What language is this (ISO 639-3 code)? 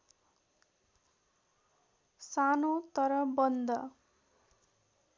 nep